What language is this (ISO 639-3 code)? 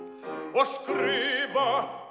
isl